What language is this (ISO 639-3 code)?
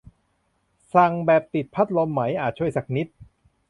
tha